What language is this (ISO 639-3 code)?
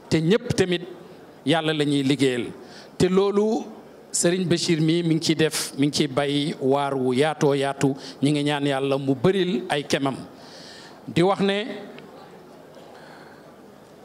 ara